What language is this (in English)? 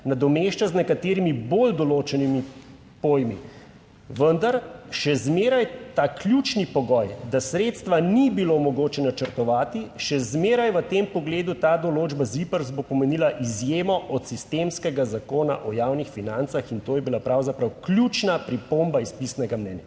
Slovenian